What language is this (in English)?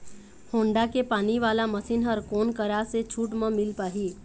Chhattisgarhi